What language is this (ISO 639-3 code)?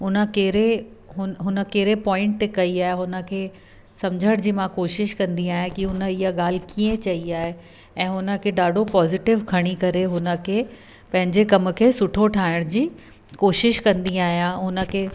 snd